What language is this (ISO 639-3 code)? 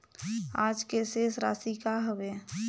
hne